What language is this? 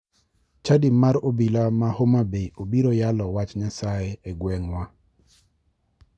Luo (Kenya and Tanzania)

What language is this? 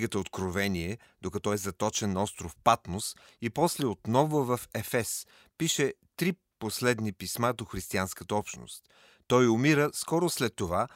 Bulgarian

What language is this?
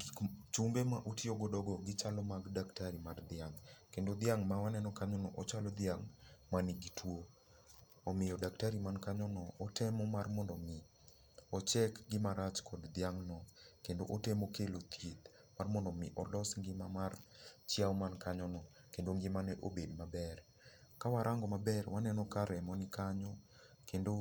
Luo (Kenya and Tanzania)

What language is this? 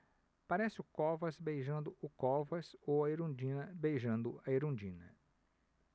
Portuguese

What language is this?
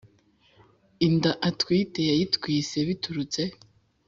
Kinyarwanda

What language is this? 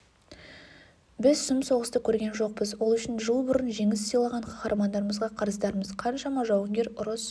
Kazakh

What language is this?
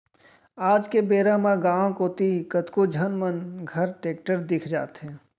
Chhattisgarhi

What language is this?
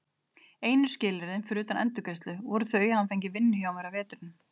Icelandic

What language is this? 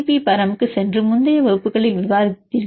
Tamil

